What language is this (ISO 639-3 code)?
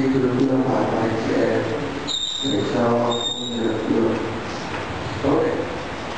vie